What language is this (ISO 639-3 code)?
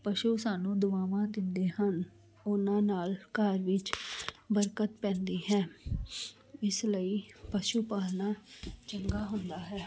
pan